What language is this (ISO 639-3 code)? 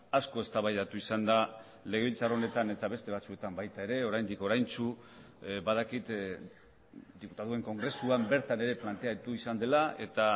eus